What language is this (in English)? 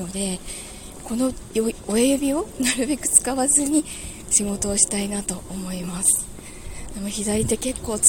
Japanese